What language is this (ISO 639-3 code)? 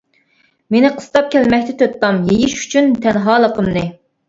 uig